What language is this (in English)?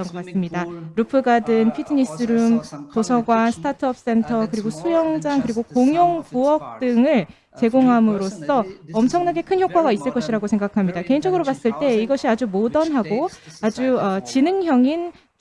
Korean